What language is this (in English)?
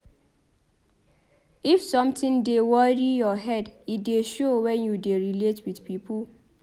Nigerian Pidgin